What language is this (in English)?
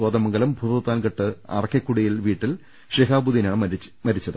Malayalam